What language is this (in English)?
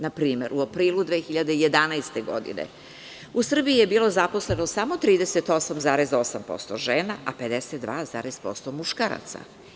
Serbian